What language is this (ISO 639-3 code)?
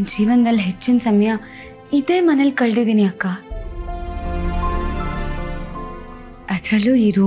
kan